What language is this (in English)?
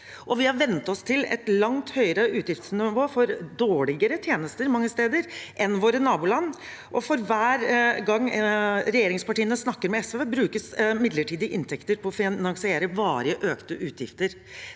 Norwegian